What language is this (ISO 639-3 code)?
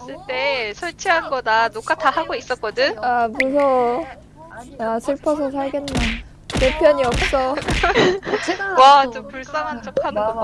kor